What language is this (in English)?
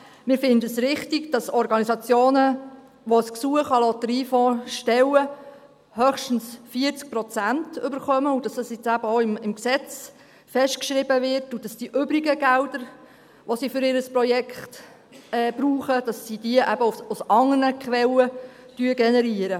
Swiss German